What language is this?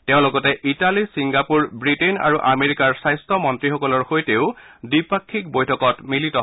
Assamese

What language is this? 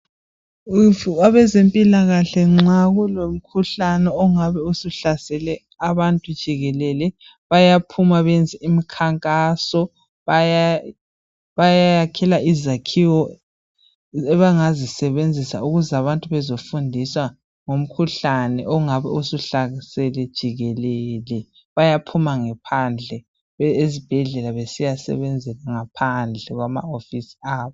North Ndebele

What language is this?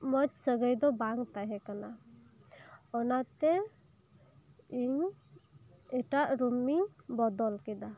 Santali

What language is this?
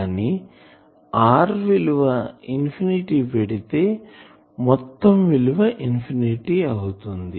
Telugu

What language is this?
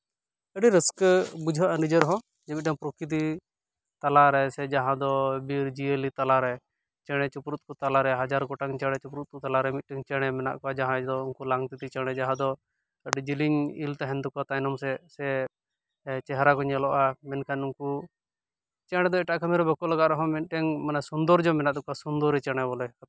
Santali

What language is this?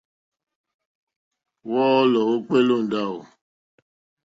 Mokpwe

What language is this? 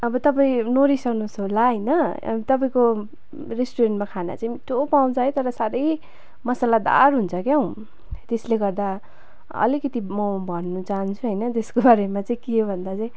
Nepali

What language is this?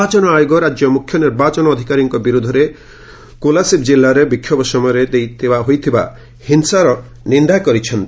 Odia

